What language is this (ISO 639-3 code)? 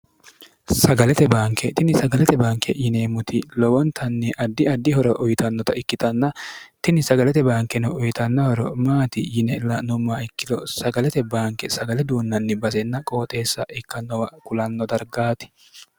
sid